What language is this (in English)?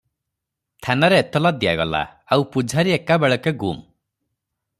Odia